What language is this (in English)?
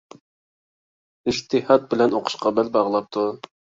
Uyghur